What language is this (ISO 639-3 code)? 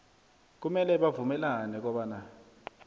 nbl